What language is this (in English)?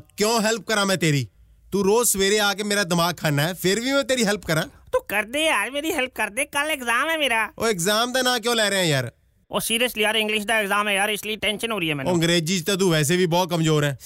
Punjabi